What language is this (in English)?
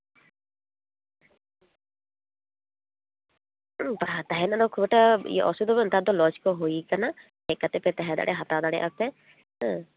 Santali